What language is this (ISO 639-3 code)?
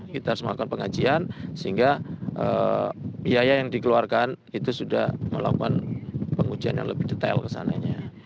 ind